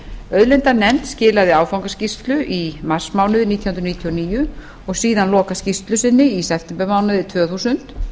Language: Icelandic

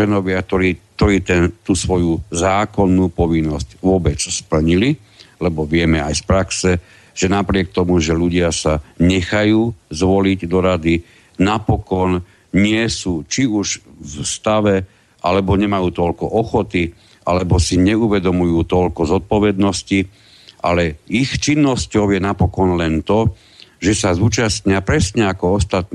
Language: Slovak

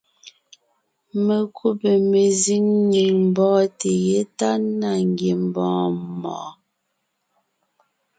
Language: Ngiemboon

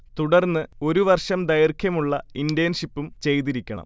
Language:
Malayalam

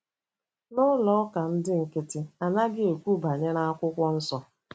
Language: Igbo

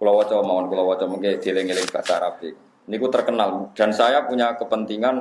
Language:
Indonesian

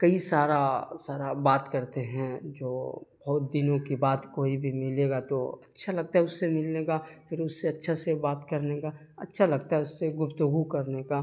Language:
Urdu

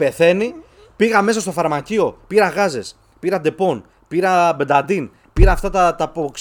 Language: Greek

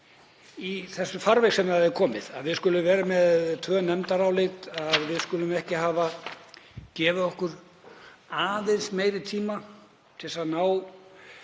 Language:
Icelandic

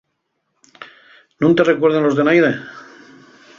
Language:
Asturian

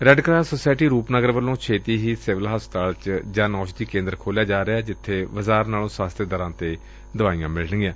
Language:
Punjabi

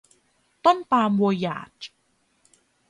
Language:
Thai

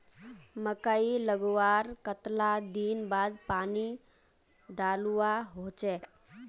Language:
Magahi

